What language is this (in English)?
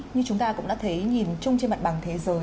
Vietnamese